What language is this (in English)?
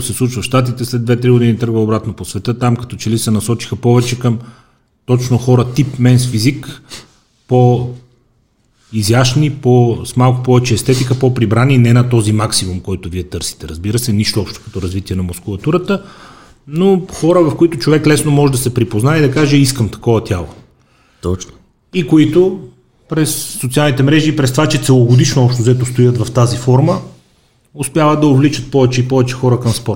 Bulgarian